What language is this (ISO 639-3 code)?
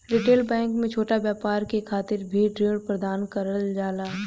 bho